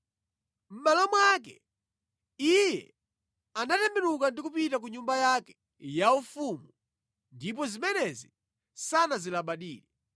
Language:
Nyanja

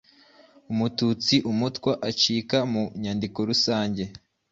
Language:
Kinyarwanda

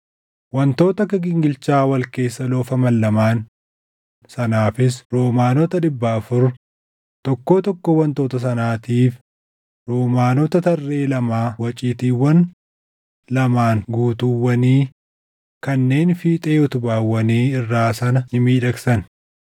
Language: Oromo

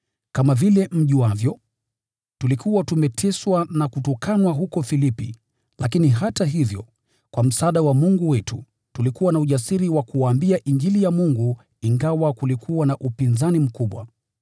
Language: Swahili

